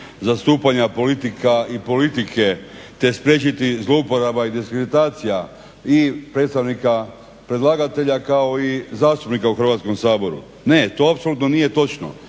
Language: Croatian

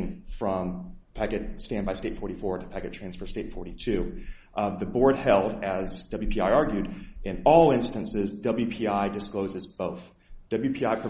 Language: English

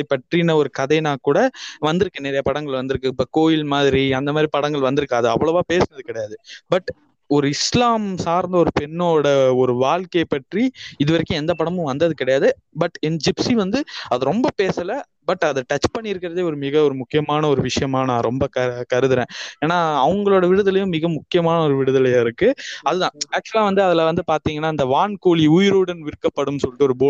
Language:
Tamil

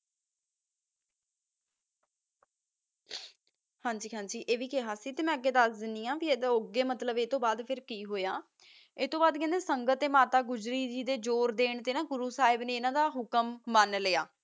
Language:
Punjabi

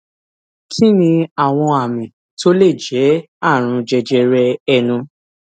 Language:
Yoruba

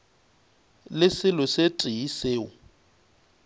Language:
Northern Sotho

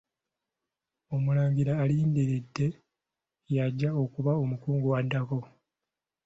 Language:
Ganda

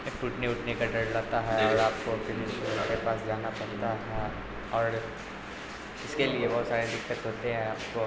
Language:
Urdu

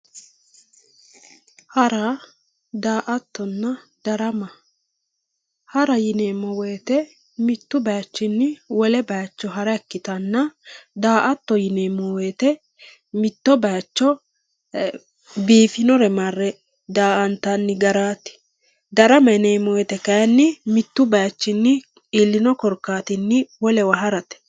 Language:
Sidamo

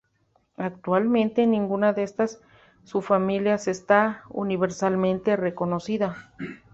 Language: Spanish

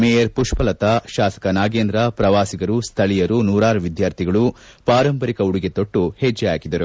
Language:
Kannada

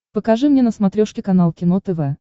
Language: Russian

